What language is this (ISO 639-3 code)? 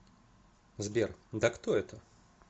rus